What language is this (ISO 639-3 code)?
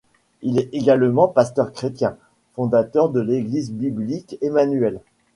fra